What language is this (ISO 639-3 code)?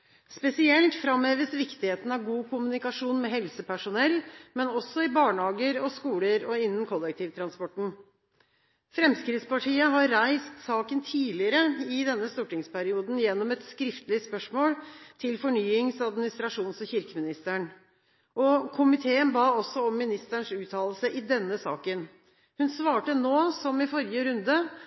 nob